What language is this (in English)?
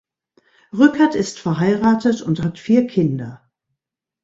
German